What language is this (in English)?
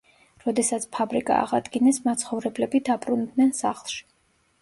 Georgian